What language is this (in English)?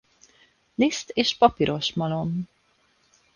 Hungarian